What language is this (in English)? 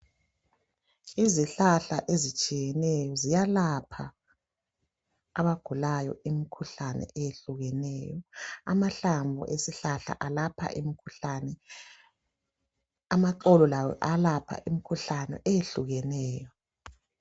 North Ndebele